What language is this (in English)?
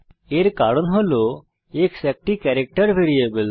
Bangla